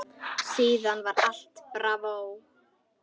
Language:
Icelandic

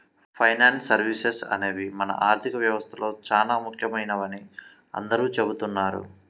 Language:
Telugu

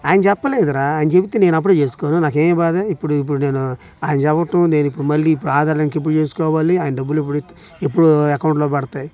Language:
Telugu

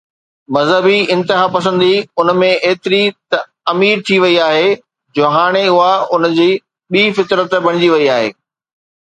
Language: Sindhi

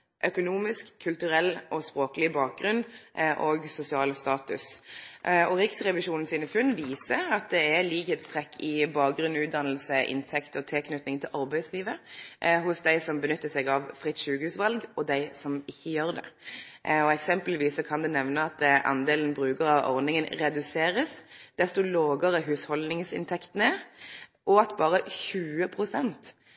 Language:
Norwegian Nynorsk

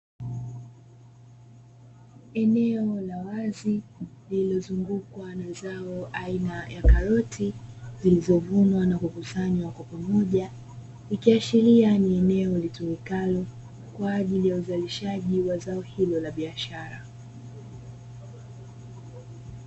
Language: Swahili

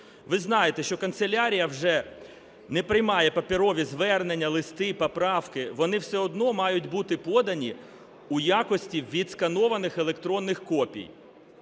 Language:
Ukrainian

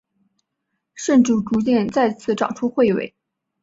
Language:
Chinese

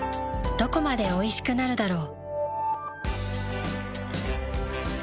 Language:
Japanese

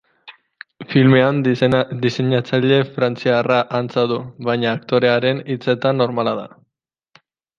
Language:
Basque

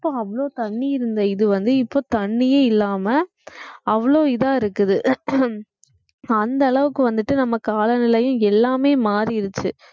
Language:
Tamil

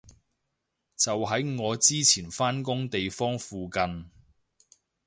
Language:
Cantonese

